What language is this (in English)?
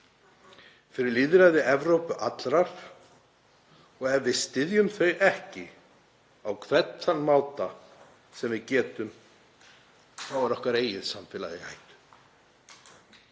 Icelandic